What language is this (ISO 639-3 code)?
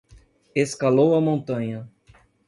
por